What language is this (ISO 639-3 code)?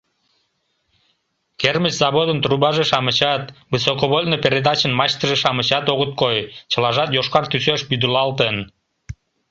chm